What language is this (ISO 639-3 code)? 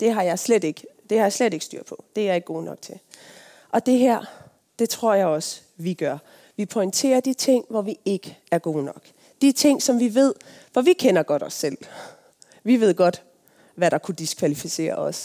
dan